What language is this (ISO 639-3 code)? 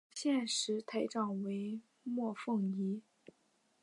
zho